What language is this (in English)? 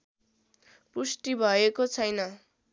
Nepali